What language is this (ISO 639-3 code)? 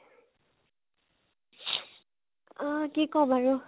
asm